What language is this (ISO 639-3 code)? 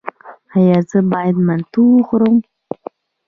pus